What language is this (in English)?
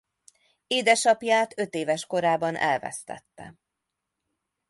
Hungarian